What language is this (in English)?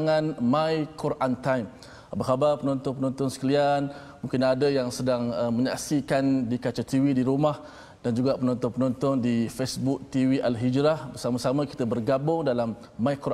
Malay